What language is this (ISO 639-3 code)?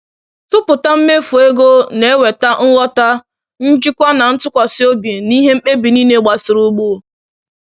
ibo